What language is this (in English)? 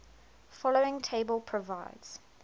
English